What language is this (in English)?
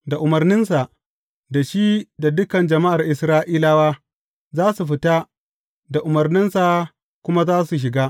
Hausa